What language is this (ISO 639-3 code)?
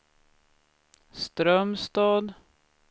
swe